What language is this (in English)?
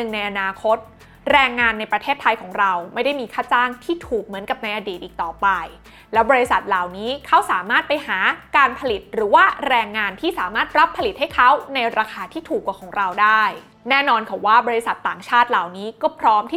Thai